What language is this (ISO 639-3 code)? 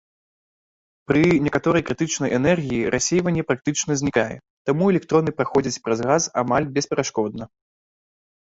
bel